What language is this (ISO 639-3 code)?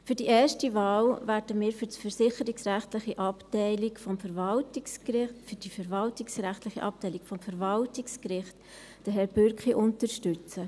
gsw